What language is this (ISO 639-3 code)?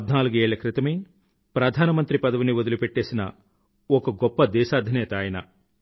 tel